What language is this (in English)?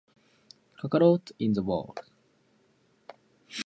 English